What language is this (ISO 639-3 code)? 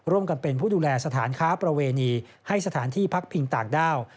tha